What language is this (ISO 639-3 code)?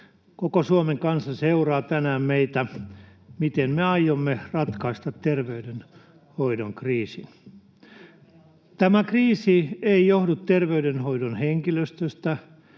fin